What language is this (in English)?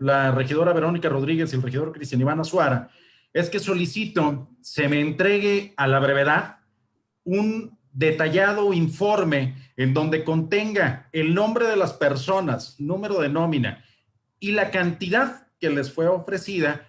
Spanish